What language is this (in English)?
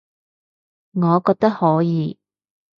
Cantonese